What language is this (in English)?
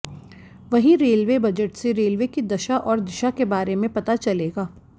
Hindi